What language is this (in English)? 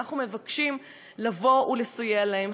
Hebrew